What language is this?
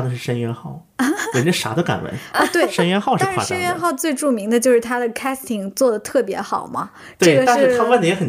Chinese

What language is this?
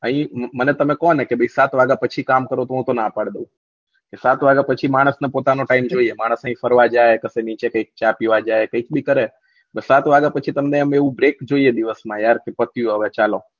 Gujarati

